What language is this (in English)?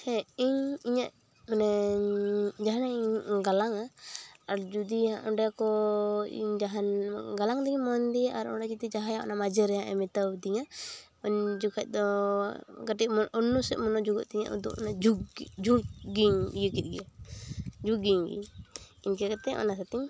Santali